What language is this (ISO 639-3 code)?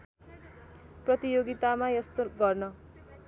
nep